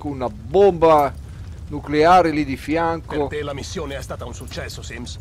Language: Italian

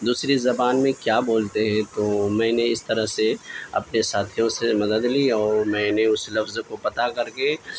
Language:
Urdu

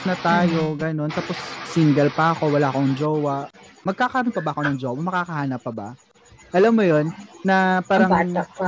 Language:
Filipino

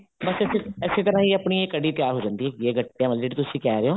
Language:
Punjabi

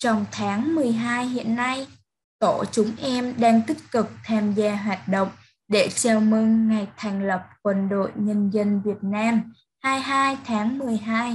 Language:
Vietnamese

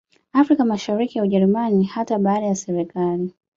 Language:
Swahili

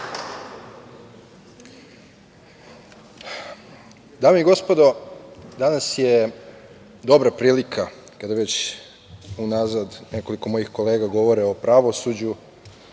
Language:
Serbian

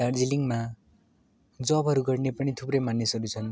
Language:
Nepali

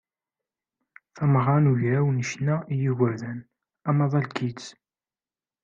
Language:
Kabyle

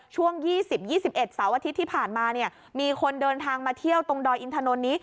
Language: Thai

